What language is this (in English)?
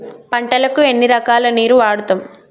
Telugu